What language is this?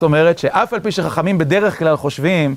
Hebrew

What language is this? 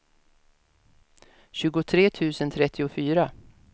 Swedish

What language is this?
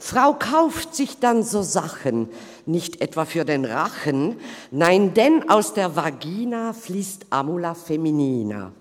Swiss German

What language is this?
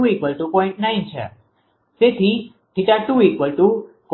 Gujarati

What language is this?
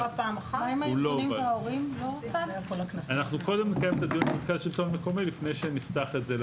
Hebrew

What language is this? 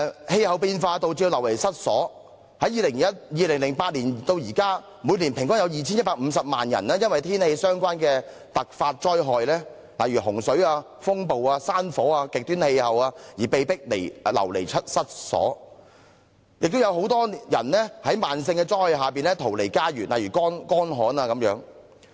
Cantonese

